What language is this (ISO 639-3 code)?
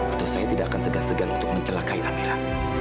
ind